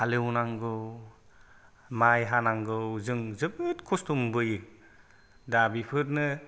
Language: Bodo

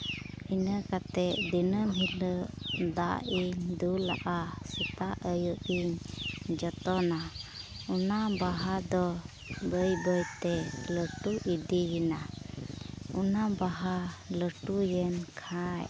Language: Santali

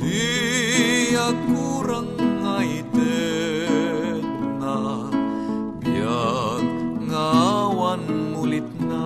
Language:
Filipino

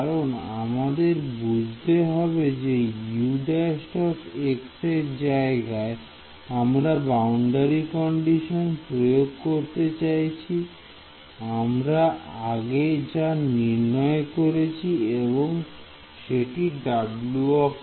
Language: Bangla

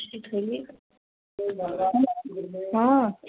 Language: Maithili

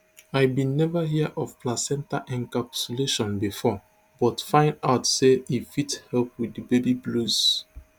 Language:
Nigerian Pidgin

